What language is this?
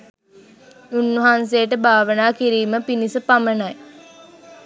Sinhala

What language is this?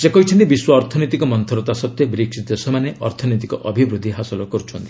Odia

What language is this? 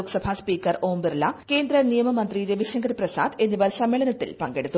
Malayalam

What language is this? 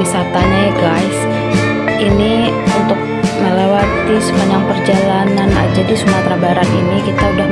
Indonesian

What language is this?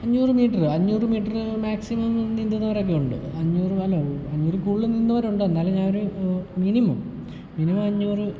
Malayalam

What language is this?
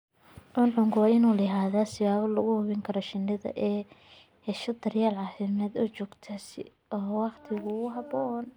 Somali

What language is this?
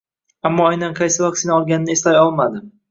Uzbek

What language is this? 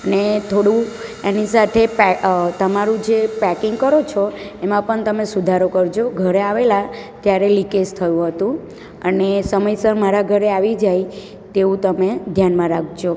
Gujarati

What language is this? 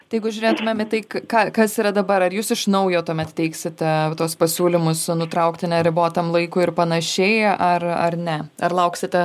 Lithuanian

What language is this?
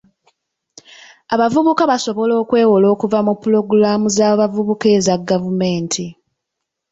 Ganda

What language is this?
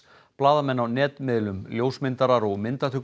Icelandic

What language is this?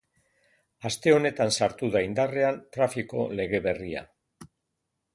Basque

